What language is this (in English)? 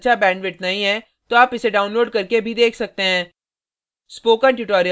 Hindi